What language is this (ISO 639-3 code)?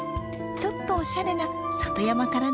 jpn